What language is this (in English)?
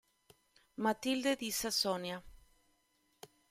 Italian